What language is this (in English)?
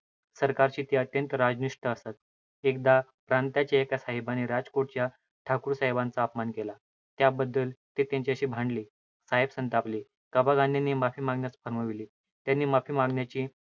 Marathi